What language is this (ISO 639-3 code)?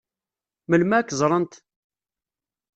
kab